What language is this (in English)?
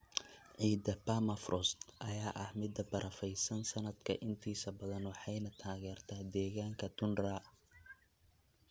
Somali